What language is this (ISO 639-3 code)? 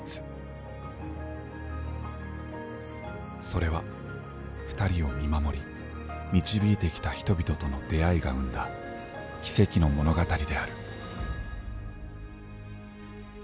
jpn